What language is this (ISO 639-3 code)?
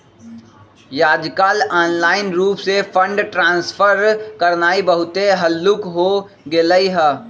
mag